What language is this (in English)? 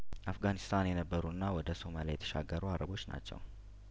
Amharic